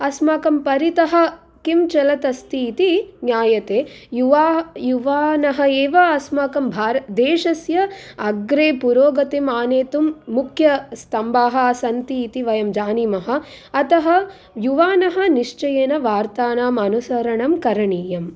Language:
Sanskrit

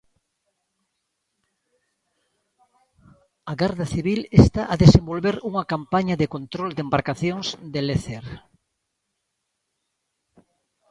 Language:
Galician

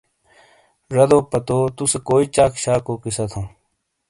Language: Shina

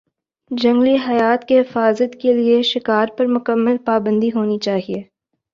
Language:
Urdu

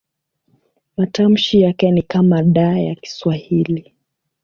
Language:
Swahili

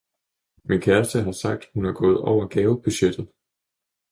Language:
Danish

